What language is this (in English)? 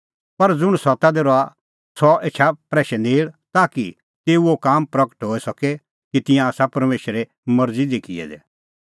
Kullu Pahari